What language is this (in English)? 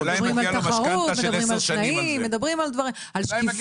Hebrew